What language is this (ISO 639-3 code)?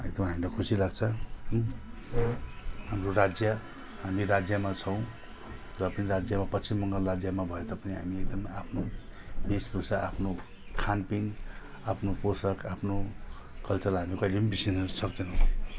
nep